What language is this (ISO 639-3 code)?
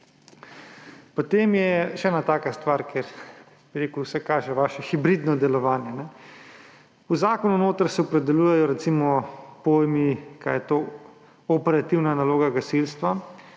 slv